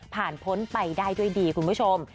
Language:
Thai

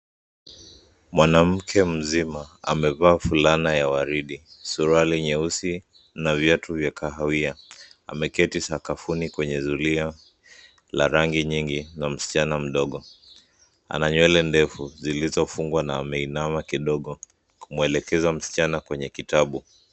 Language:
Swahili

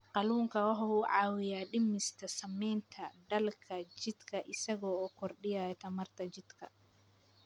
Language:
Somali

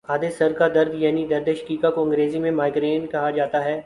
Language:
Urdu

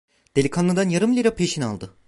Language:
Turkish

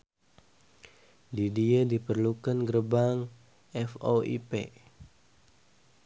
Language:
Sundanese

